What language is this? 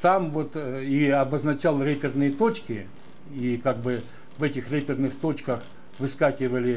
Russian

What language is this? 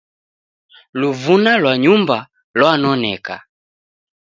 Taita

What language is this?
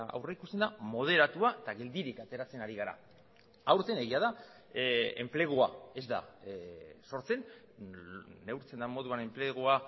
Basque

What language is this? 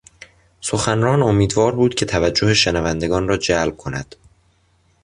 Persian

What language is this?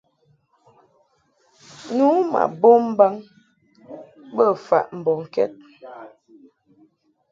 Mungaka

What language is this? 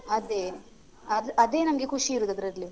Kannada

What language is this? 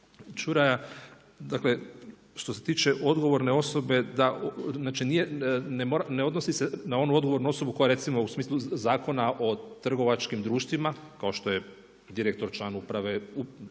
Croatian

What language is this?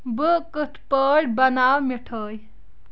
Kashmiri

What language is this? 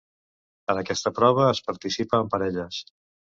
Catalan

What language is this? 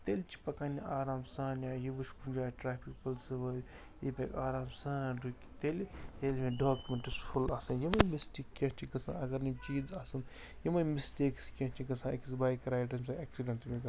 Kashmiri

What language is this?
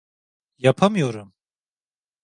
Turkish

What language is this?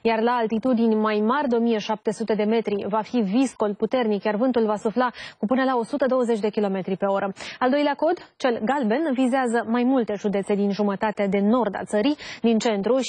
Romanian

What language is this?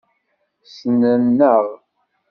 Kabyle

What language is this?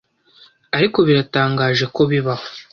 Kinyarwanda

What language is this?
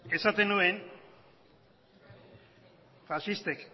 Basque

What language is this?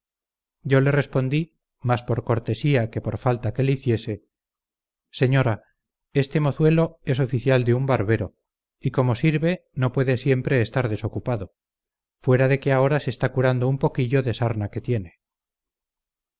Spanish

